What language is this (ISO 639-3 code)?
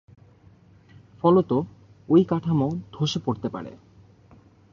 ben